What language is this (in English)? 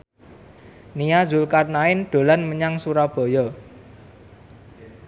Javanese